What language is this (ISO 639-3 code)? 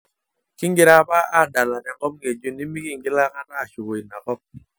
mas